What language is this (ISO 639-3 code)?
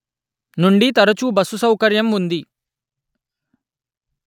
tel